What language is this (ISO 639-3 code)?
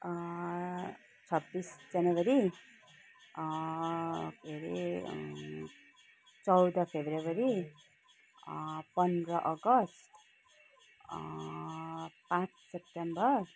nep